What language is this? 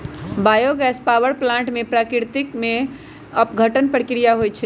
Magahi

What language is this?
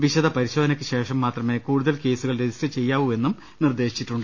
Malayalam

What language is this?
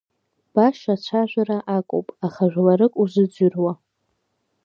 Abkhazian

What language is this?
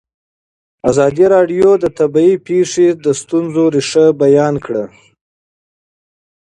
Pashto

